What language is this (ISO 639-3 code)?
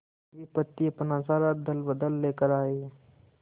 hin